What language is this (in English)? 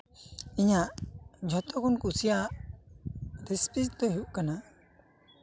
Santali